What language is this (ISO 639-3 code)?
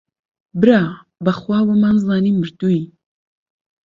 ckb